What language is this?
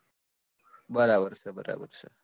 Gujarati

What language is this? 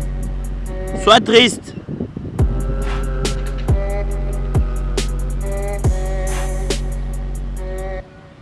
Turkish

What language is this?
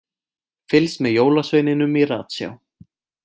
Icelandic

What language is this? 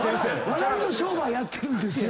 Japanese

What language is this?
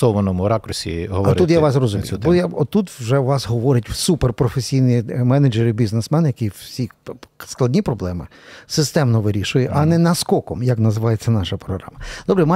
Ukrainian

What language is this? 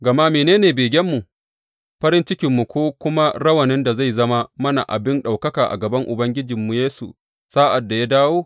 Hausa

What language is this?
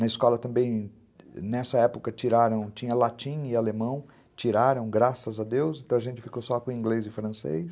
Portuguese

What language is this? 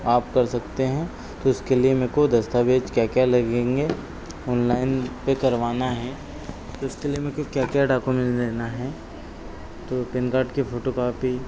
Hindi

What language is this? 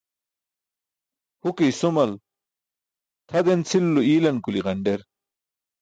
Burushaski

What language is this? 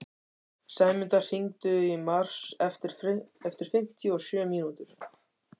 Icelandic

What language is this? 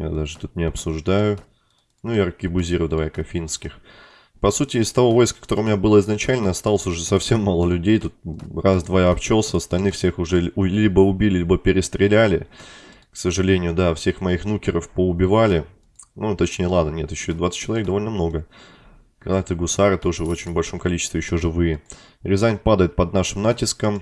Russian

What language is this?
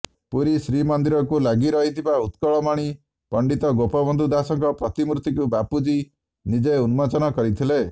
Odia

